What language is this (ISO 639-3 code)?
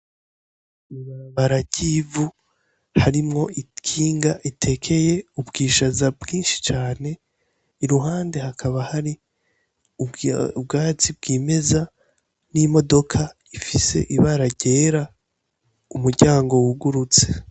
run